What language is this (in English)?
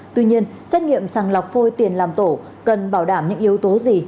Vietnamese